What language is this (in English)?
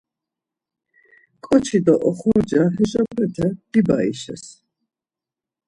Laz